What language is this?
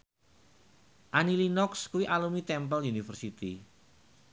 Javanese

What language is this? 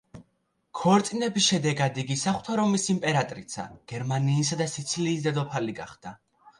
Georgian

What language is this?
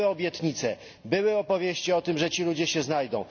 Polish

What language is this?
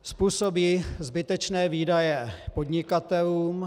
Czech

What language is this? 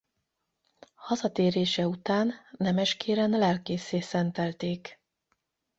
Hungarian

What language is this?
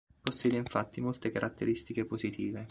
Italian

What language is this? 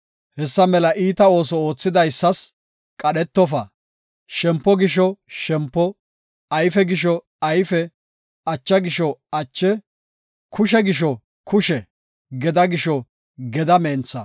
Gofa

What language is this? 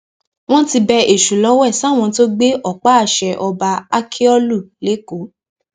Yoruba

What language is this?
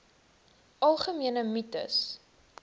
Afrikaans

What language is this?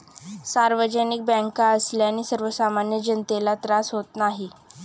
Marathi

